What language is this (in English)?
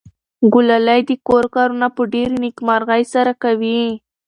Pashto